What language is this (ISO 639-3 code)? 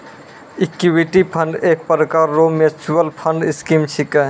mai